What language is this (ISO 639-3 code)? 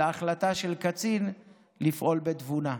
heb